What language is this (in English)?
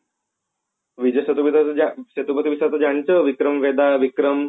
Odia